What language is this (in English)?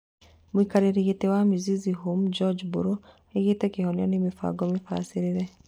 Kikuyu